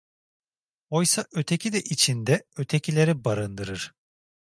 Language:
Turkish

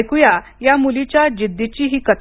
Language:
Marathi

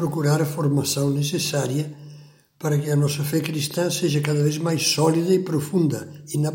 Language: Portuguese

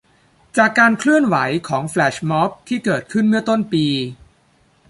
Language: Thai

